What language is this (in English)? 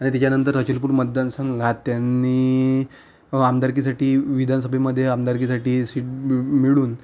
Marathi